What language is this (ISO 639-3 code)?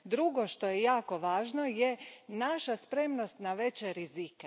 hrv